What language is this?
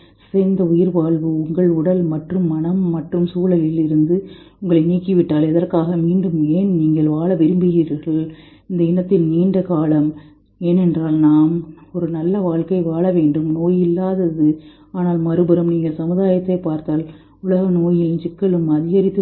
Tamil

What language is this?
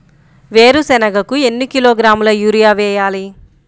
Telugu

